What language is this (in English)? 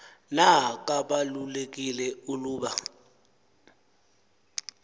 Xhosa